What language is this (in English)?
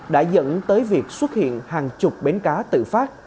Vietnamese